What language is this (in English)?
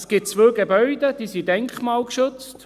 Swiss German